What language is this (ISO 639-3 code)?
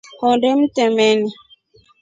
rof